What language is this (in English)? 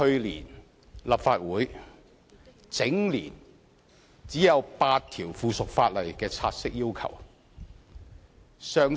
Cantonese